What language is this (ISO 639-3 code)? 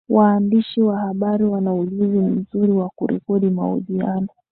swa